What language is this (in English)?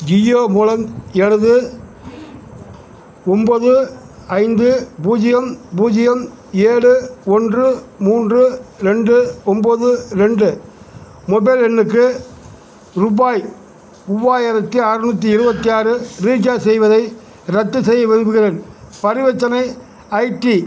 Tamil